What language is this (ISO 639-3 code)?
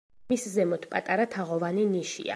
kat